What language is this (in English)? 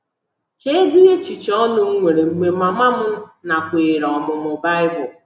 Igbo